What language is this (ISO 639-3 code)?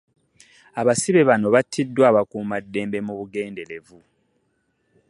lug